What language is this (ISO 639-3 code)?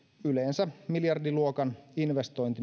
fin